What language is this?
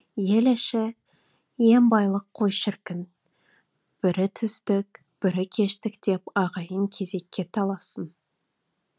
Kazakh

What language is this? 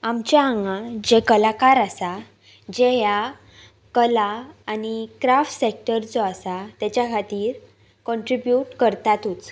Konkani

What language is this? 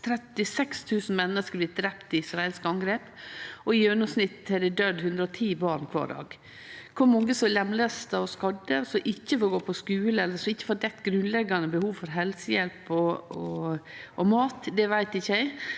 Norwegian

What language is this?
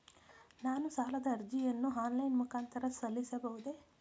Kannada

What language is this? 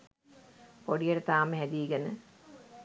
Sinhala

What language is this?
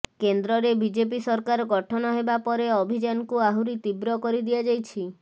Odia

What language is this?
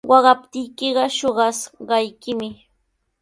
Sihuas Ancash Quechua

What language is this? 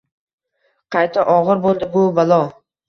Uzbek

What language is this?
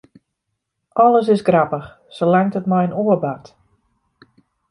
Western Frisian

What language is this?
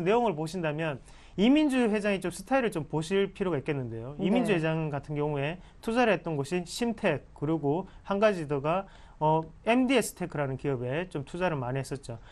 Korean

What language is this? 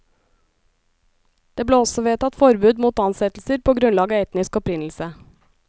Norwegian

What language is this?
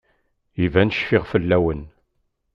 Kabyle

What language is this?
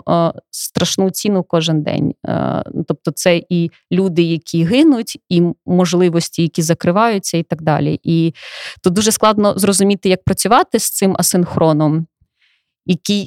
Ukrainian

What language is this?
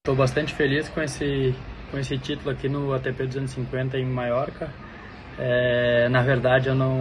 Portuguese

